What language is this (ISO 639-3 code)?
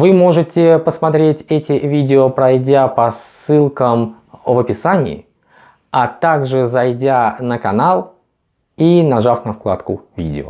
rus